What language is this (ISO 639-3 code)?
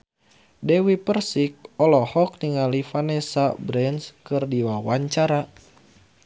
sun